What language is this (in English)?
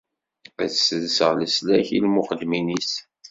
Kabyle